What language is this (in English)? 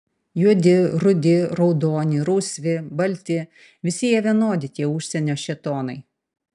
Lithuanian